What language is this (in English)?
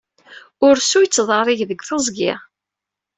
Kabyle